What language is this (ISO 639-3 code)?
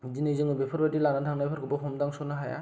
brx